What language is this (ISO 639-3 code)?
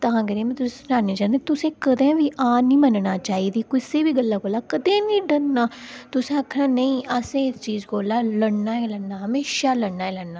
doi